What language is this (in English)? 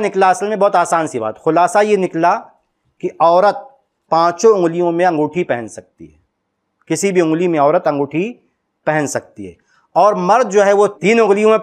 Hindi